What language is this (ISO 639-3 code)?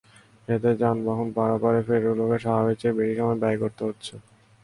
ben